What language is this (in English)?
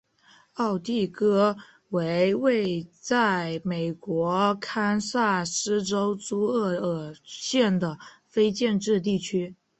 Chinese